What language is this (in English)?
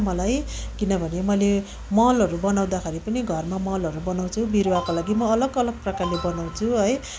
Nepali